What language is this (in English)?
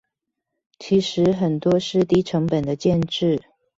Chinese